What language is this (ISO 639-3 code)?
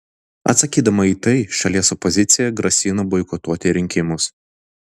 lit